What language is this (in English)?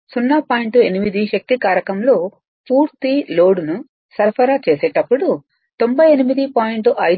Telugu